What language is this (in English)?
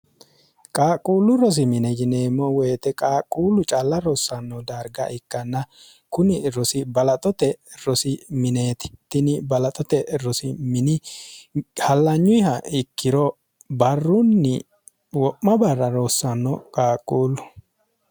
Sidamo